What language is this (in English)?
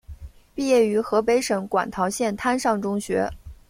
Chinese